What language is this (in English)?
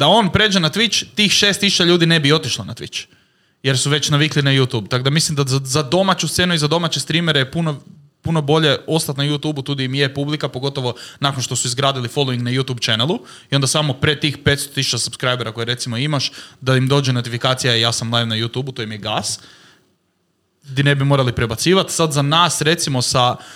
Croatian